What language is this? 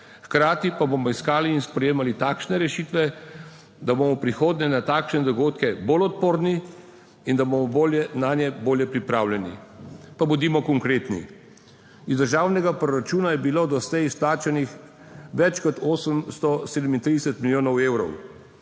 Slovenian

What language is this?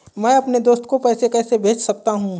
Hindi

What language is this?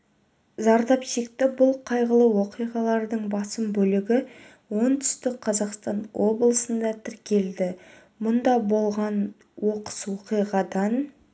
Kazakh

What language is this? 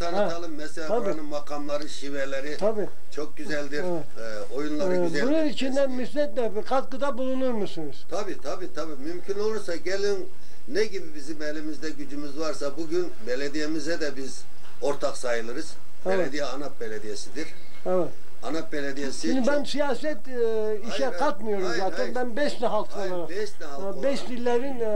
Turkish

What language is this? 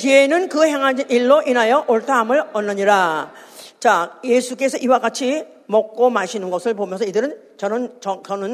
Korean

